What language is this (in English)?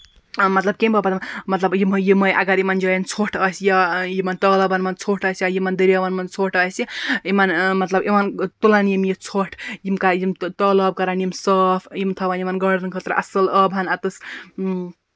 Kashmiri